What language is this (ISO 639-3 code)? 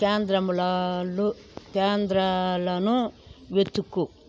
tel